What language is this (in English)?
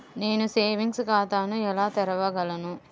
Telugu